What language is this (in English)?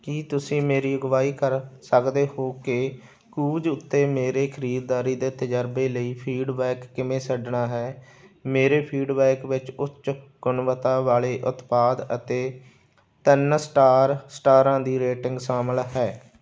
Punjabi